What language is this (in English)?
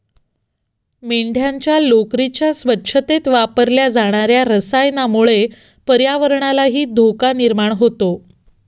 Marathi